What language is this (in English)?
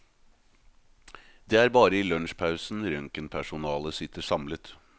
Norwegian